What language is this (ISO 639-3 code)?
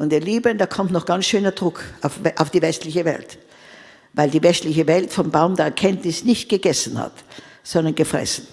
deu